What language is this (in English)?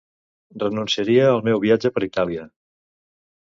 Catalan